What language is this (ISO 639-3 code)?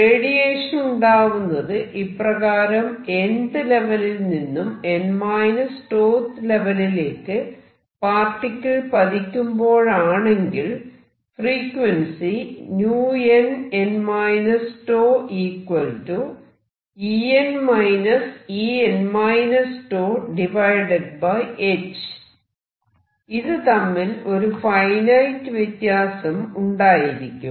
mal